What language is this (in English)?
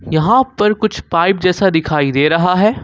Hindi